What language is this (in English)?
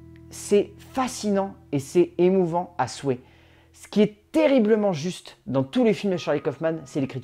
French